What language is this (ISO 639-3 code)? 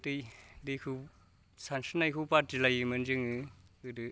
brx